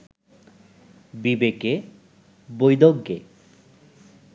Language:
Bangla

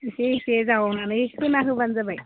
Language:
Bodo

